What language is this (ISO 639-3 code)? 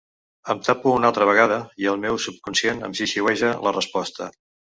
cat